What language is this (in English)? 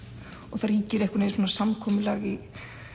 Icelandic